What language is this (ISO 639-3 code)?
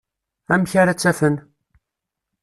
kab